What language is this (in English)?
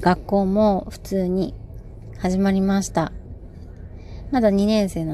Japanese